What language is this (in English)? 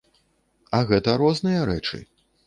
Belarusian